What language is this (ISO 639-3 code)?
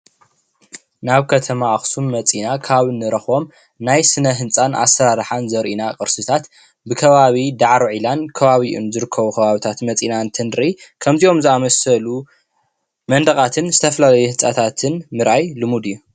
tir